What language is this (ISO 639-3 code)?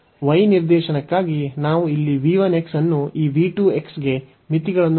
kan